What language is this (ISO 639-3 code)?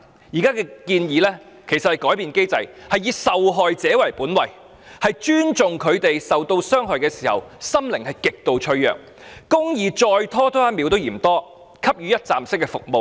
yue